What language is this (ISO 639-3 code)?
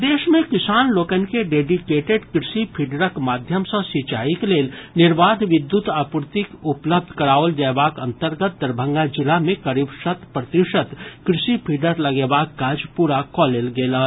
mai